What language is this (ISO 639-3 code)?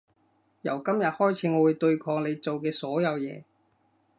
yue